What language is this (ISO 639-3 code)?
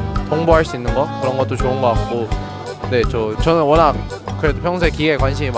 kor